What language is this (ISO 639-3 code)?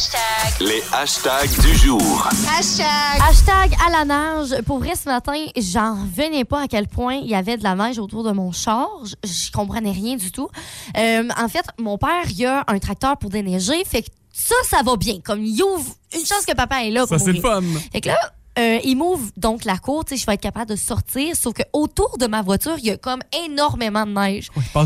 fra